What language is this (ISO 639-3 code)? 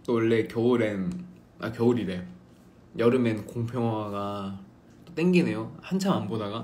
kor